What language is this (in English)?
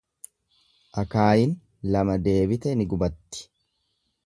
Oromo